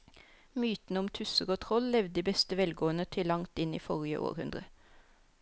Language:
Norwegian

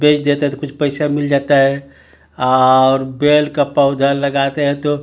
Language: Hindi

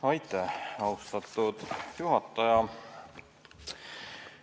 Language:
Estonian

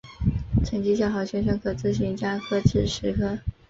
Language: Chinese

